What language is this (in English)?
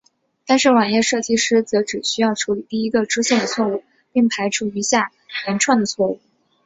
Chinese